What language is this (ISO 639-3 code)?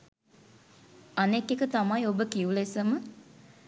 sin